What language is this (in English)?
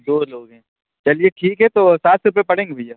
Urdu